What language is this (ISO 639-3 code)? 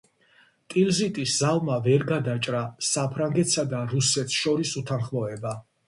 kat